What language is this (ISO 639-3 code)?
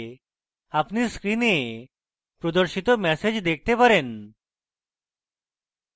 ben